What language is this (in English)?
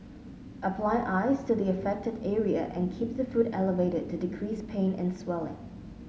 English